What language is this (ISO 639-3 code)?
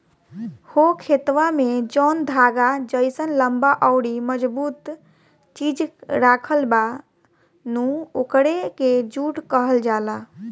bho